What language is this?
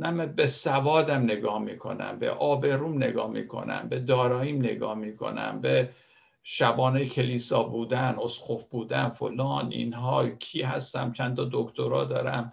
Persian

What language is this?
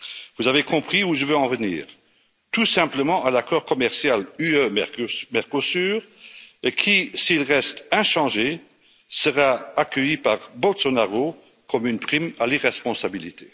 French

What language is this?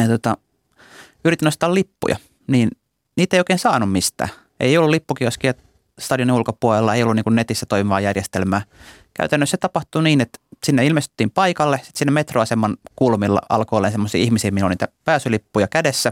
Finnish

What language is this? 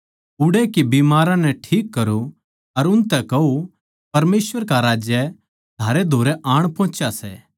Haryanvi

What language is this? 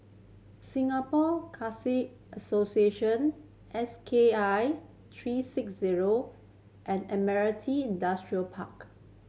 English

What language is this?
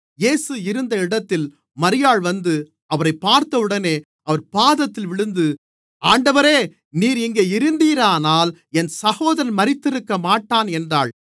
Tamil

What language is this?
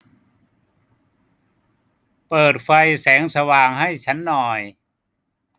Thai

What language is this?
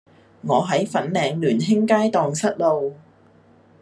Cantonese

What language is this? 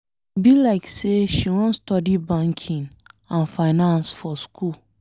Nigerian Pidgin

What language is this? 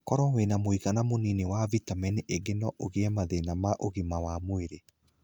Kikuyu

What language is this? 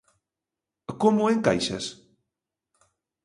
Galician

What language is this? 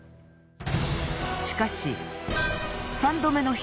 Japanese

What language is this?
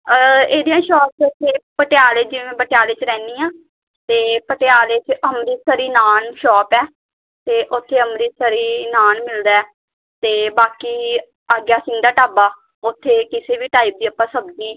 Punjabi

